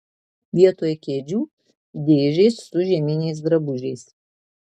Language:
Lithuanian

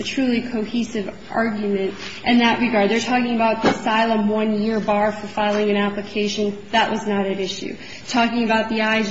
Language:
English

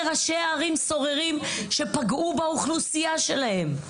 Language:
Hebrew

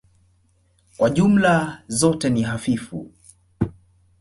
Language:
Swahili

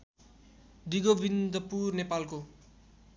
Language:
Nepali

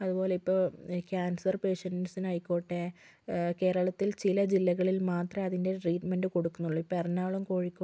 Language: Malayalam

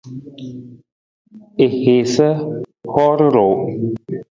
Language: Nawdm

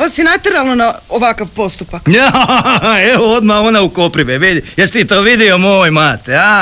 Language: Croatian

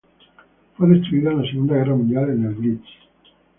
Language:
Spanish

